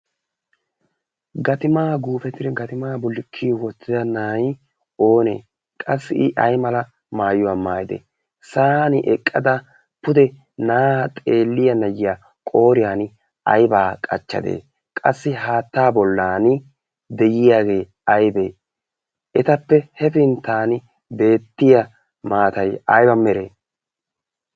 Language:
Wolaytta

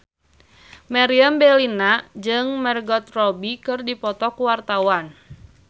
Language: Sundanese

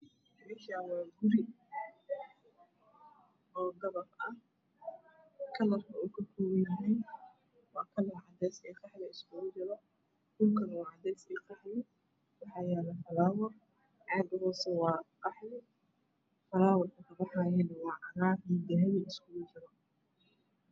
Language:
Somali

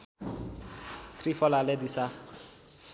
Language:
Nepali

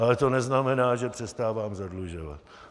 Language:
Czech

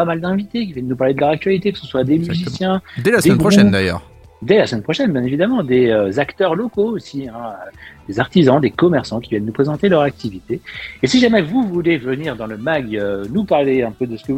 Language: French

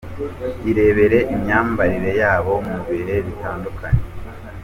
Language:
Kinyarwanda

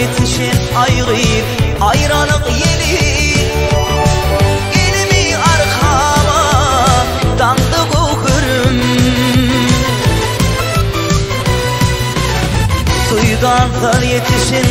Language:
Arabic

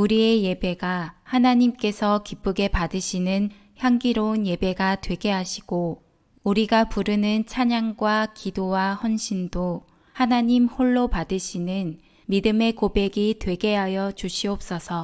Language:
Korean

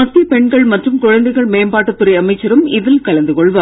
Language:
Tamil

